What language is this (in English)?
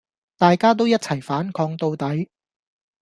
Cantonese